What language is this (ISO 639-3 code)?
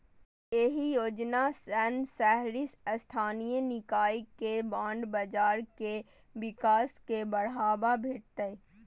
mai